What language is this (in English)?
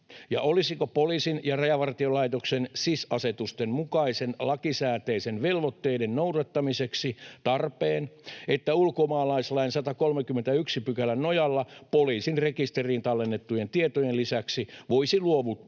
Finnish